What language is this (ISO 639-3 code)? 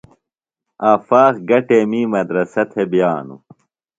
phl